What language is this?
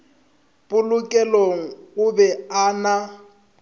Northern Sotho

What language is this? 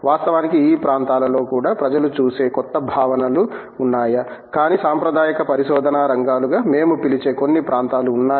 Telugu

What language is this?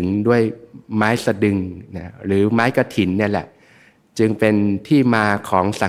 Thai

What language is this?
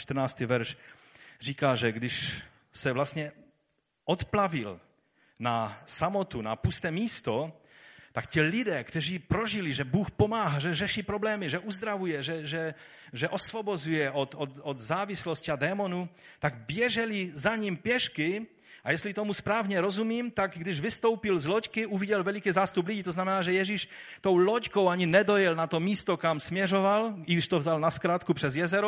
Czech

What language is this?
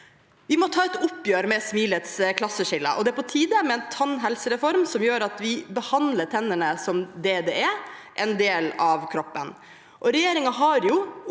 Norwegian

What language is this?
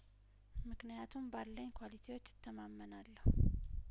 Amharic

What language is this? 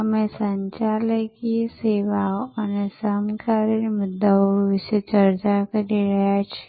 Gujarati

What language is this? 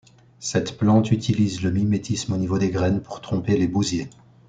French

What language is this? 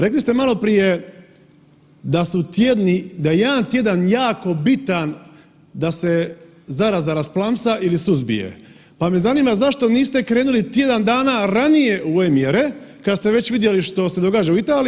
Croatian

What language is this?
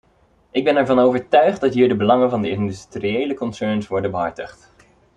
Dutch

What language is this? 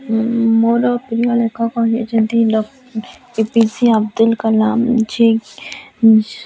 Odia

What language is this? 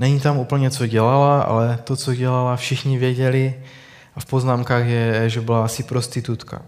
Czech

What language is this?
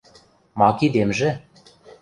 Western Mari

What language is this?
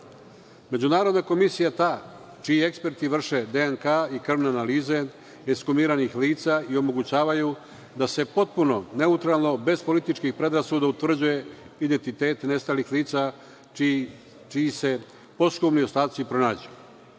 Serbian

